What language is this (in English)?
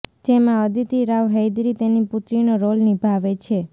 Gujarati